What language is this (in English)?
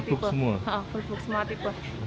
Indonesian